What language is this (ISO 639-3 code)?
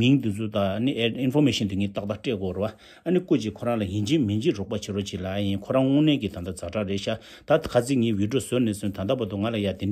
kor